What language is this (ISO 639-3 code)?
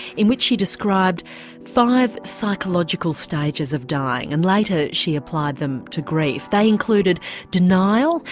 eng